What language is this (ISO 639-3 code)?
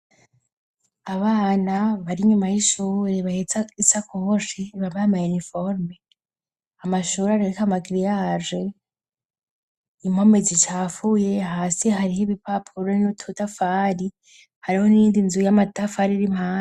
run